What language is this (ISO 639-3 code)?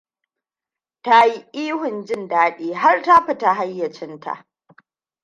hau